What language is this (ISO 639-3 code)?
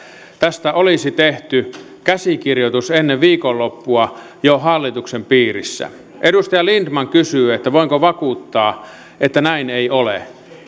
fin